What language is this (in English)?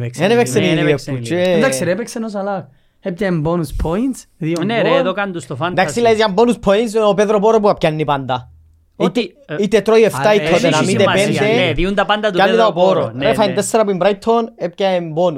Greek